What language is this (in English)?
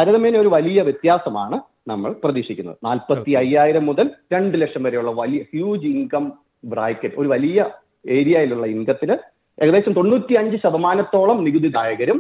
Malayalam